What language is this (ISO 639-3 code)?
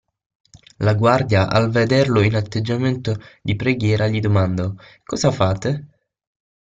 ita